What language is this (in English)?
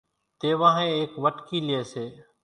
Kachi Koli